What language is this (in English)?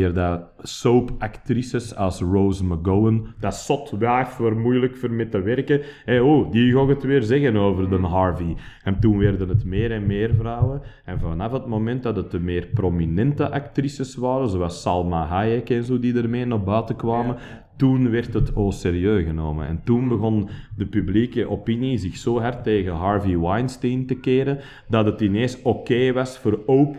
Dutch